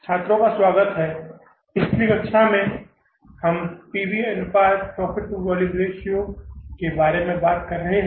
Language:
Hindi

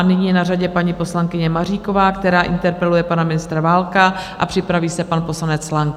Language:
Czech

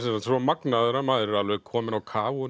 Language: Icelandic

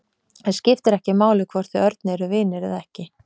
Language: Icelandic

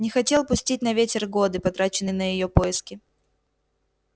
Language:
Russian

